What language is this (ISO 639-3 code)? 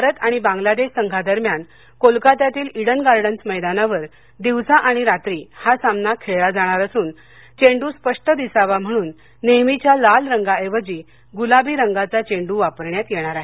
mar